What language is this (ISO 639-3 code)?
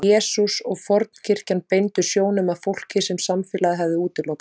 isl